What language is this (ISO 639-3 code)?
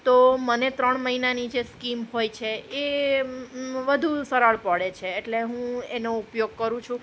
guj